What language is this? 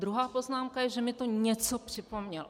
Czech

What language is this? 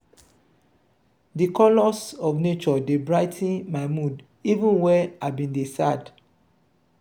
Nigerian Pidgin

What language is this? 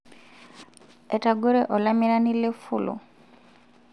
Masai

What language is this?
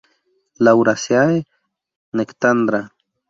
Spanish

